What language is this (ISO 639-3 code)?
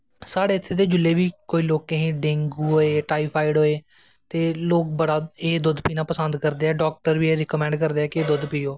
doi